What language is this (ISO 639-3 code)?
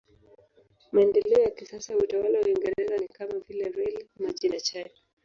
swa